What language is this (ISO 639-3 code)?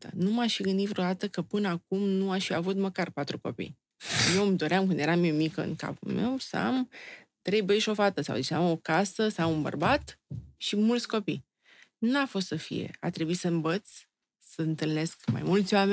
ron